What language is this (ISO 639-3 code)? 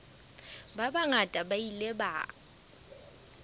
sot